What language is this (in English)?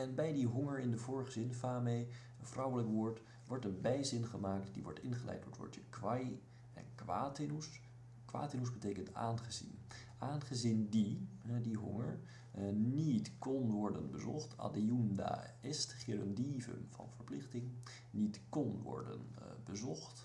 Dutch